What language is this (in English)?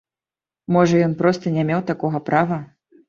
Belarusian